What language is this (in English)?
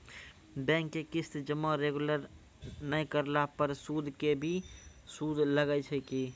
Maithili